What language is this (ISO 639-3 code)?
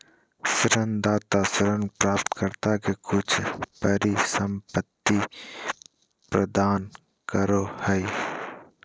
mag